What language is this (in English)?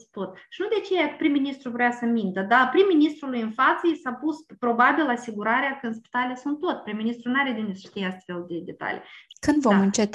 Romanian